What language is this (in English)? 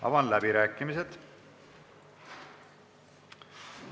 Estonian